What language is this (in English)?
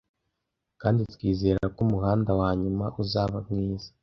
Kinyarwanda